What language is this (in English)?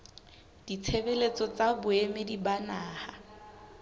Southern Sotho